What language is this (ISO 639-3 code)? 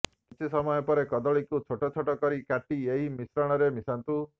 ori